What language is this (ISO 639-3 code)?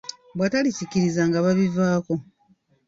lug